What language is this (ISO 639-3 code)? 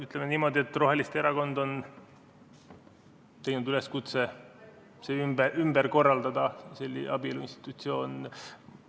est